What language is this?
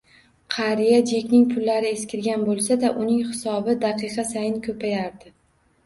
Uzbek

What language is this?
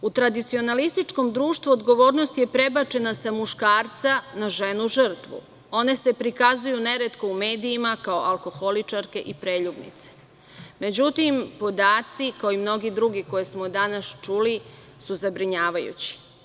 Serbian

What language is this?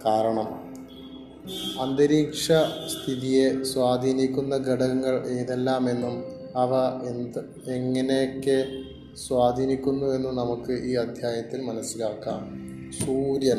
Malayalam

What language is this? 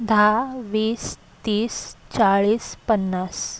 Marathi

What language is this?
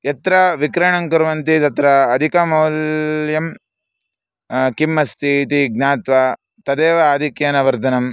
Sanskrit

